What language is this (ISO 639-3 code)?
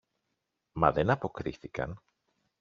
ell